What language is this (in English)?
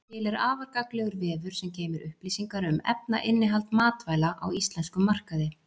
Icelandic